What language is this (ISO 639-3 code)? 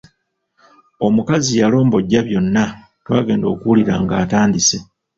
lug